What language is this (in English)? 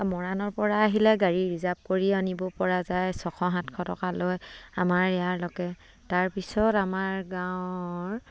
Assamese